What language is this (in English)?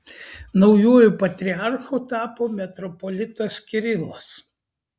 Lithuanian